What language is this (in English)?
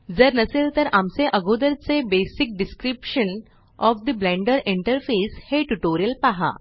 Marathi